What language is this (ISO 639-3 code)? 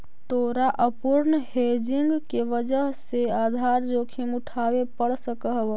mag